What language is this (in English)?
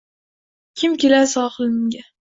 Uzbek